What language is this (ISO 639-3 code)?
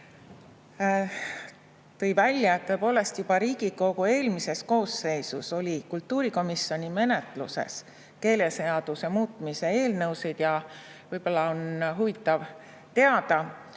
est